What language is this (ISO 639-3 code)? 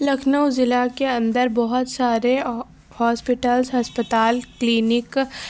urd